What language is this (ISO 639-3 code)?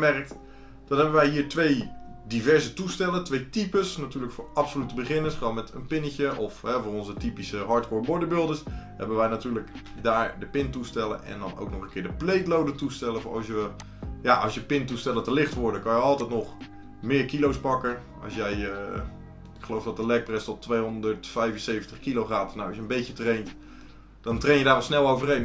nld